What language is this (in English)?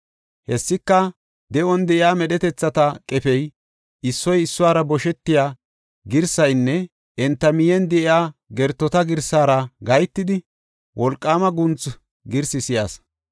Gofa